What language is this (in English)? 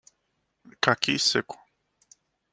Portuguese